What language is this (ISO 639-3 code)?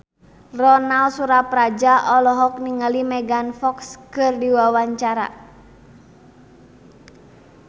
sun